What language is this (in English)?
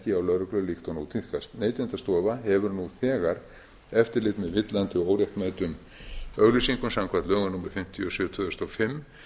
Icelandic